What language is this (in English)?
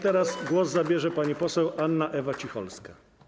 Polish